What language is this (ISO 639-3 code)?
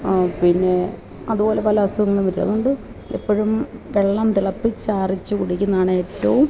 mal